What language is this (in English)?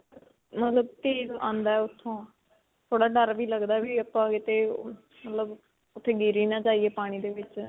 Punjabi